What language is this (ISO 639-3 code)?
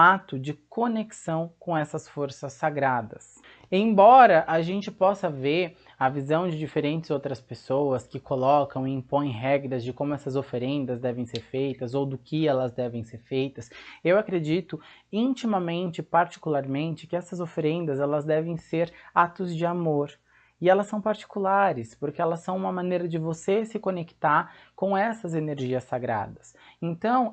por